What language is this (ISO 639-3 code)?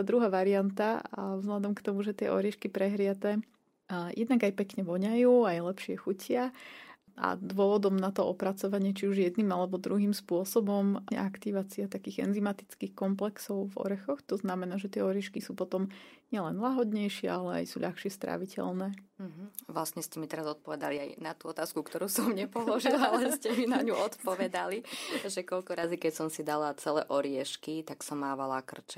slk